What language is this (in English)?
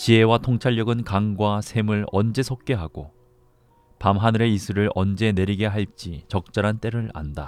Korean